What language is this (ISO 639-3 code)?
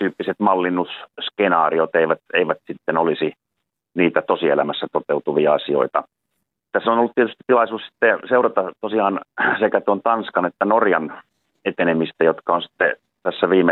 fin